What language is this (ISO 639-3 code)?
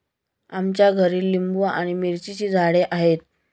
mar